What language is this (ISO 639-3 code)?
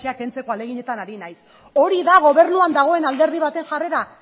eus